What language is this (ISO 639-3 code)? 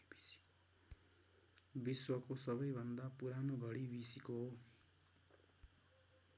nep